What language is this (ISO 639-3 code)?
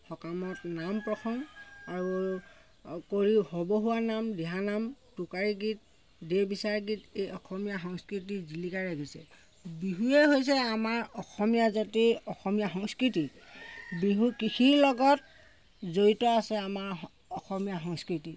asm